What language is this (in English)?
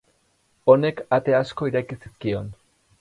Basque